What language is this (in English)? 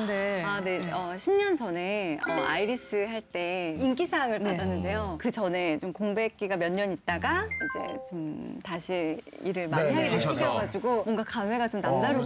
Korean